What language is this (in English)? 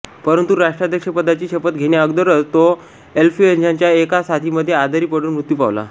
Marathi